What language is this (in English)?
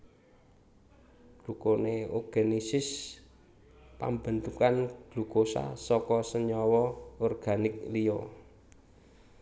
Javanese